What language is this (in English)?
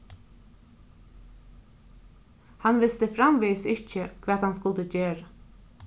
Faroese